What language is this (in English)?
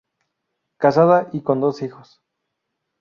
Spanish